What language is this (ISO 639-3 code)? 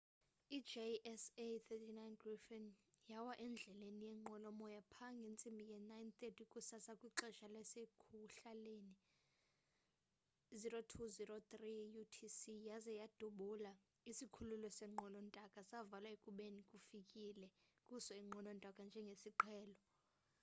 xho